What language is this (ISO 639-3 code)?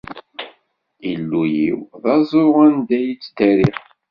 kab